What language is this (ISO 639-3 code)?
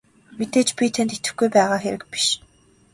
mon